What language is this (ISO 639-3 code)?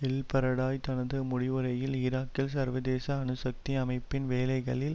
tam